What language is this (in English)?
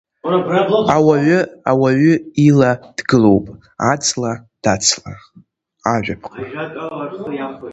Abkhazian